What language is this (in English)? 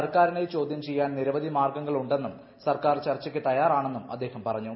Malayalam